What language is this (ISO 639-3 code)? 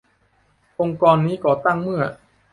tha